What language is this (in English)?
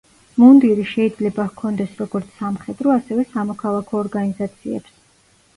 Georgian